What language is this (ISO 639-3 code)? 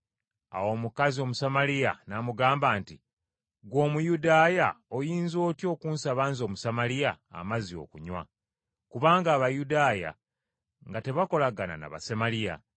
lug